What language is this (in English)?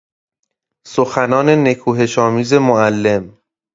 Persian